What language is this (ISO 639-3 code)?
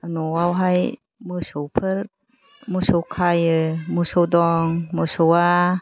brx